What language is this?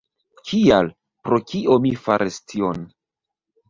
Esperanto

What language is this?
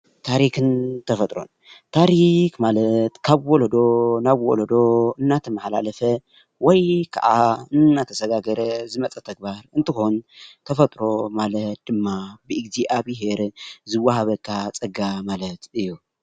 Tigrinya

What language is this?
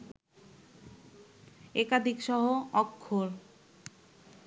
Bangla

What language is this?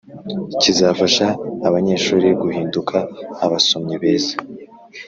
Kinyarwanda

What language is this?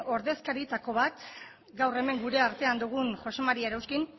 Basque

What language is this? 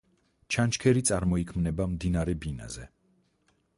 Georgian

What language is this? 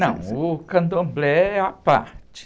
Portuguese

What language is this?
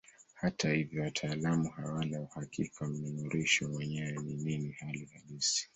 Swahili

